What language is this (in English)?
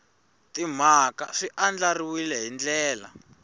Tsonga